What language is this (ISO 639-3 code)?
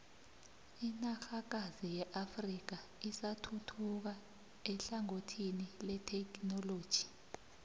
nbl